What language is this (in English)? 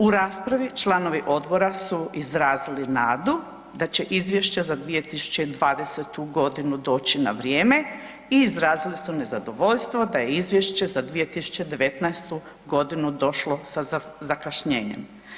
Croatian